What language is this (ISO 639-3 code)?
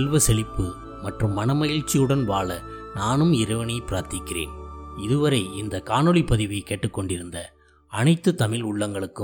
tam